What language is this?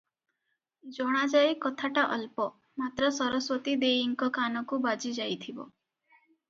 Odia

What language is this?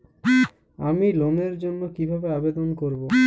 Bangla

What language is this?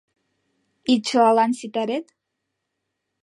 Mari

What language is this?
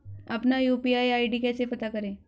Hindi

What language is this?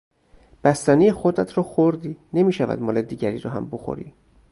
Persian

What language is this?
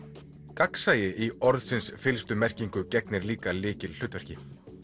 Icelandic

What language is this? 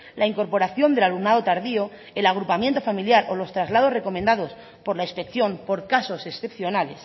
Spanish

